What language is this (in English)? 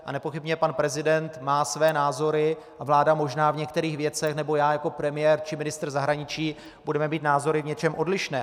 Czech